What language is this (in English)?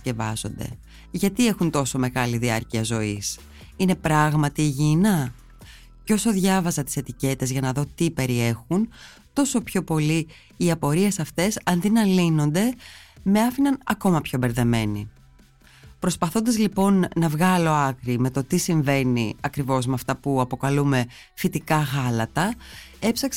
Greek